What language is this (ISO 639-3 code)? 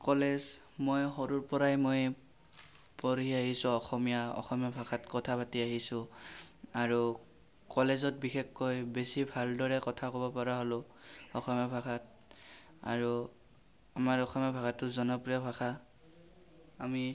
asm